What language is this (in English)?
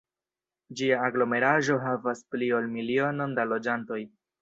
Esperanto